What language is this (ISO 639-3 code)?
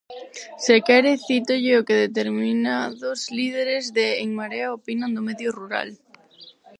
glg